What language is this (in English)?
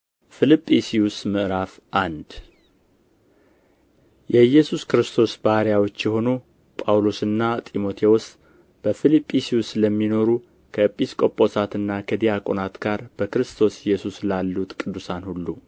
Amharic